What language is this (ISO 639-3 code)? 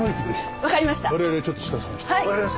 jpn